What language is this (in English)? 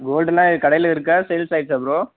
Tamil